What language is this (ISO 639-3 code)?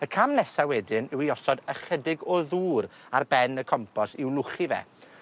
cym